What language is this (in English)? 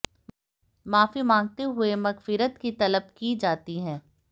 Hindi